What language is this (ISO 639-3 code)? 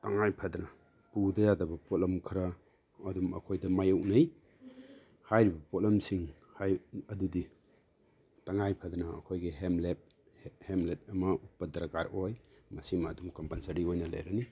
mni